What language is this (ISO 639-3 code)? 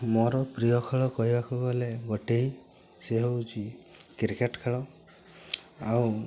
ori